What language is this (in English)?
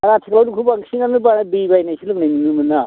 Bodo